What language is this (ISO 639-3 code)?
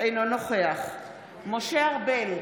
heb